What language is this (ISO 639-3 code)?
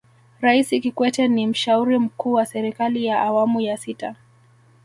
swa